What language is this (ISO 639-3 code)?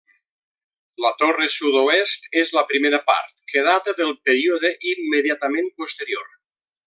cat